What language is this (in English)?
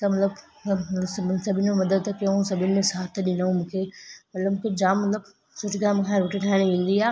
Sindhi